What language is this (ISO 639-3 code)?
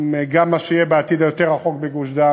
heb